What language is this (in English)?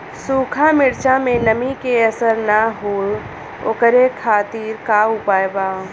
Bhojpuri